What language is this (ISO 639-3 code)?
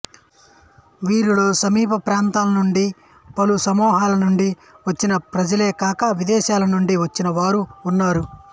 tel